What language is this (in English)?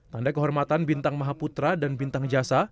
Indonesian